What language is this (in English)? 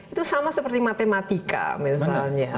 Indonesian